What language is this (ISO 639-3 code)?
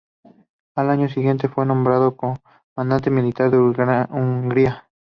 spa